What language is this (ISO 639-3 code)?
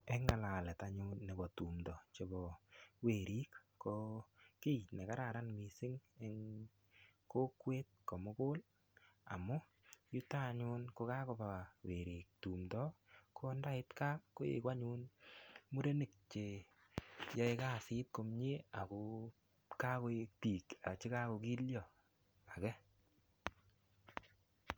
kln